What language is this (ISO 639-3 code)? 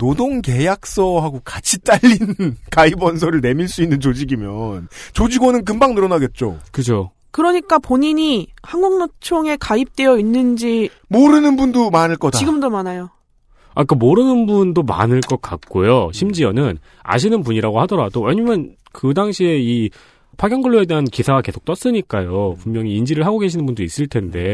kor